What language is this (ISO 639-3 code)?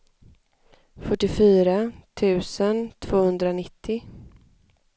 swe